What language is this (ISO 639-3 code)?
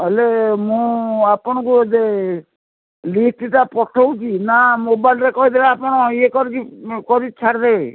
ori